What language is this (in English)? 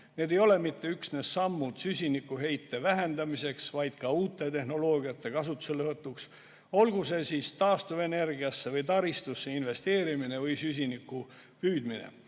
Estonian